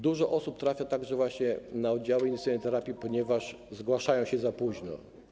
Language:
Polish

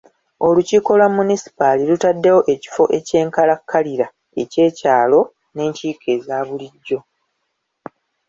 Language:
Ganda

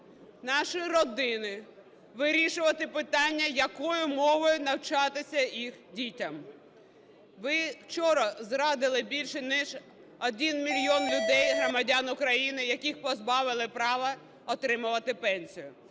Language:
Ukrainian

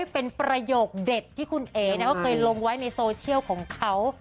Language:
Thai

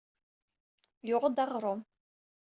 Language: Kabyle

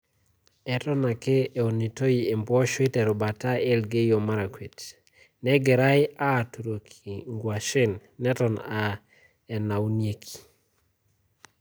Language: Masai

